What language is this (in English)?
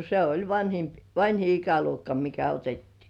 Finnish